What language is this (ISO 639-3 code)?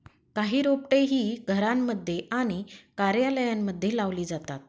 mar